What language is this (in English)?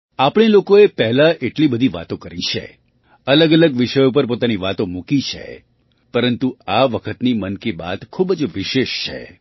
Gujarati